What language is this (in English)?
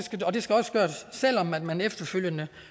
Danish